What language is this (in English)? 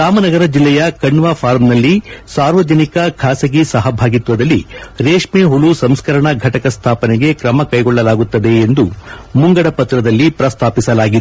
Kannada